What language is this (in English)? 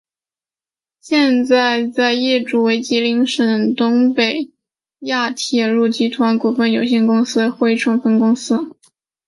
Chinese